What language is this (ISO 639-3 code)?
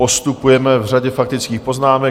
ces